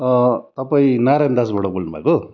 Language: Nepali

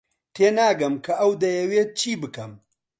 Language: Central Kurdish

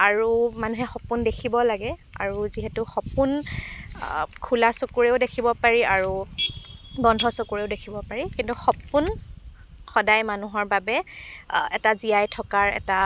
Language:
Assamese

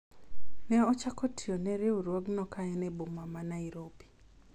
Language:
Luo (Kenya and Tanzania)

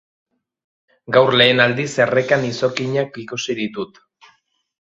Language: Basque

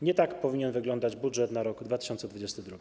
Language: Polish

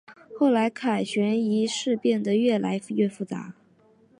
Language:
Chinese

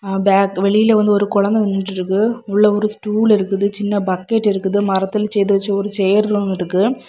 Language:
Tamil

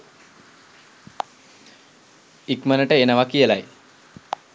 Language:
Sinhala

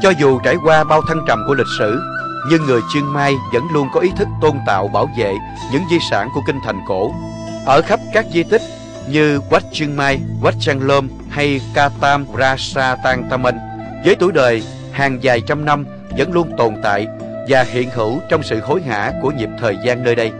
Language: Vietnamese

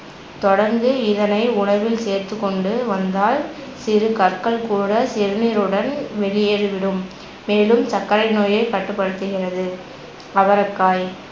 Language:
Tamil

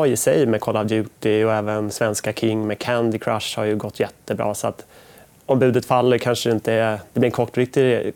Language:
Swedish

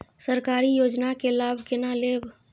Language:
Maithili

